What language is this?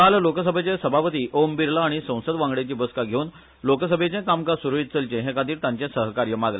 Konkani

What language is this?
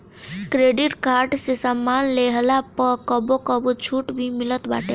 Bhojpuri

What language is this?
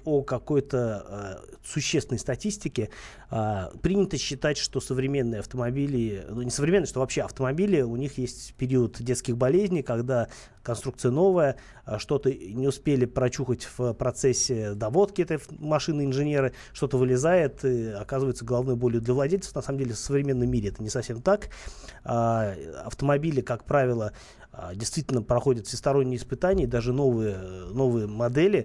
Russian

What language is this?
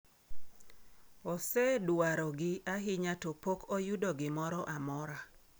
Luo (Kenya and Tanzania)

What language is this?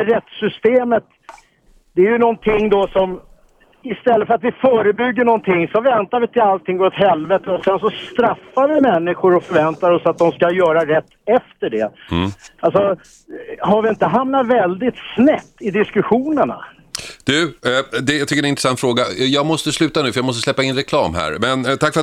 Swedish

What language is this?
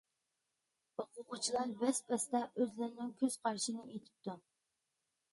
Uyghur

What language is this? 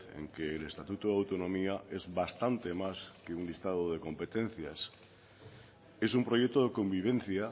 Spanish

